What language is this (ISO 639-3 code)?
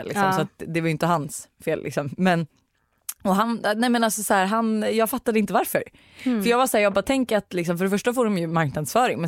swe